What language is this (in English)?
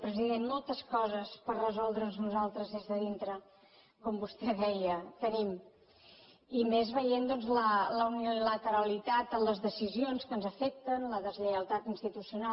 Catalan